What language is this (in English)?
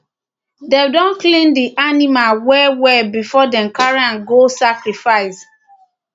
Nigerian Pidgin